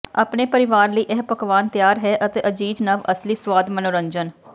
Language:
Punjabi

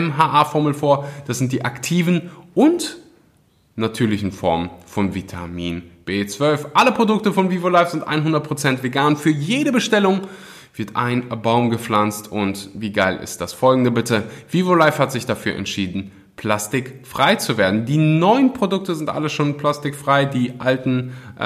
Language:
German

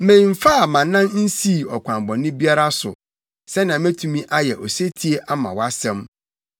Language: Akan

